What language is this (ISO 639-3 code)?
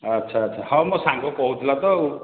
ori